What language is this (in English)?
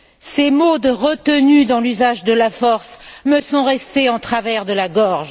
French